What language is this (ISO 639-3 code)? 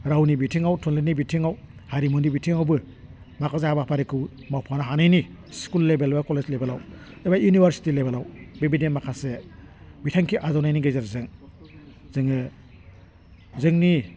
brx